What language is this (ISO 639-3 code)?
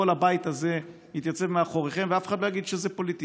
heb